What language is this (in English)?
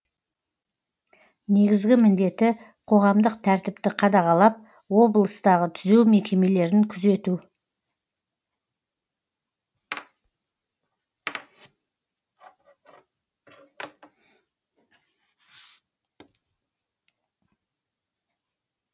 Kazakh